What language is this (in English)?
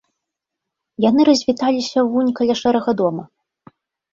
Belarusian